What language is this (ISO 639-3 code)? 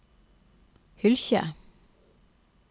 nor